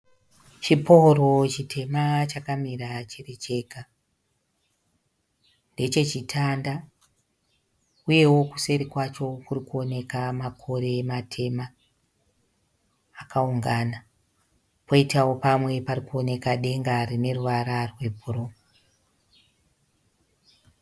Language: Shona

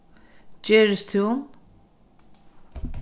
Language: Faroese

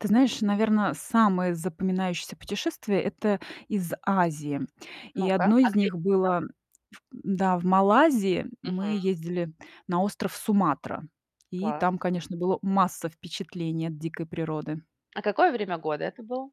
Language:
Russian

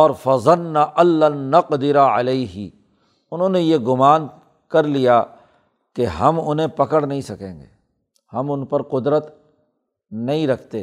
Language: Urdu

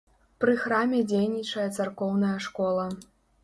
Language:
Belarusian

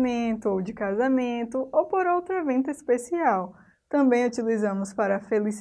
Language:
Portuguese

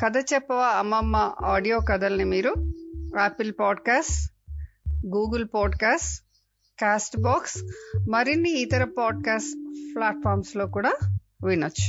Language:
English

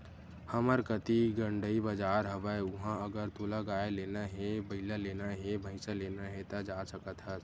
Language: Chhattisgarhi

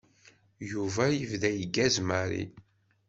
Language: Kabyle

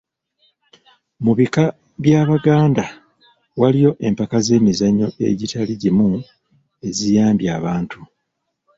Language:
Ganda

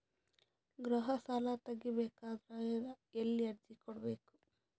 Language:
Kannada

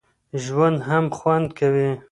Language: Pashto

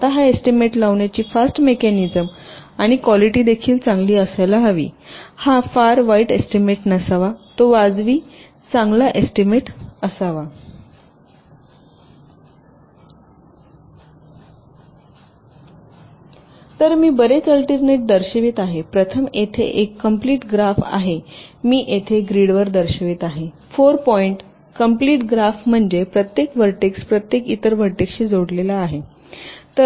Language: Marathi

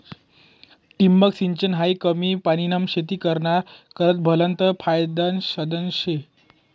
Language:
Marathi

